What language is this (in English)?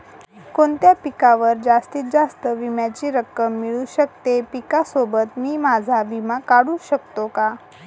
Marathi